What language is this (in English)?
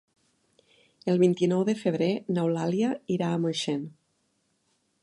Catalan